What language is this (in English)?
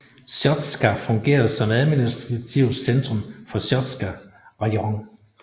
Danish